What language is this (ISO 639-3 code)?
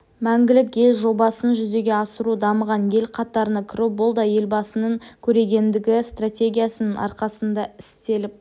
kaz